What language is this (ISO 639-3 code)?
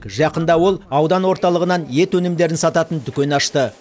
kaz